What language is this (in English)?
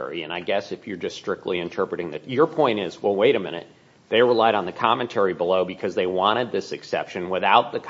English